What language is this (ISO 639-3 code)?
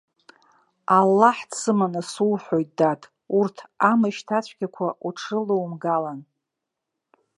abk